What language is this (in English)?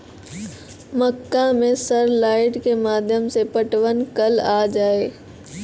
Maithili